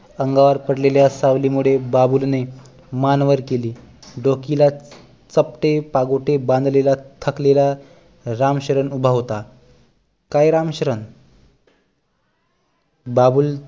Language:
Marathi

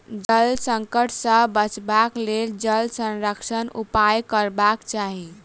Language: Maithili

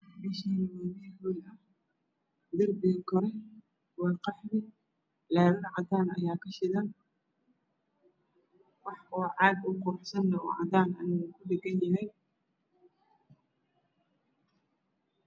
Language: Somali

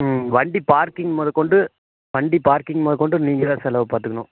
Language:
Tamil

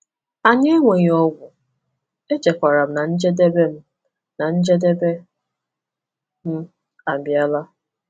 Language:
Igbo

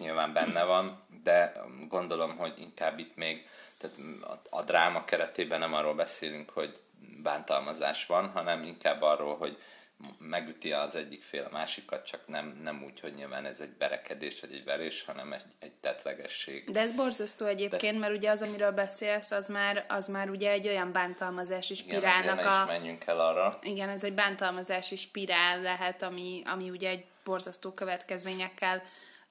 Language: Hungarian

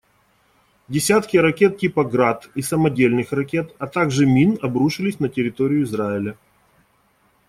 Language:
Russian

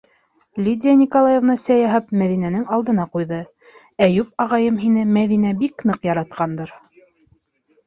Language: Bashkir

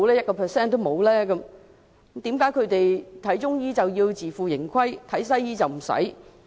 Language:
Cantonese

